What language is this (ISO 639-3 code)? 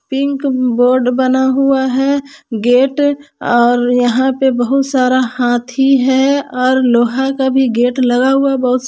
hin